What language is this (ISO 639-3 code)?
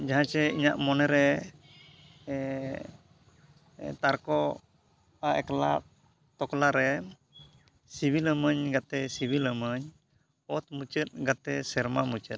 sat